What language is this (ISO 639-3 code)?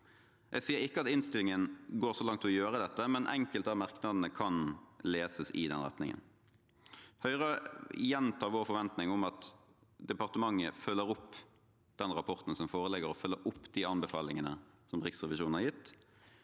nor